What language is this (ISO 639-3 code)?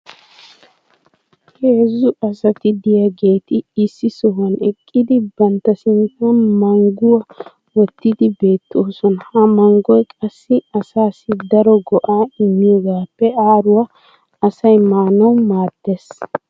wal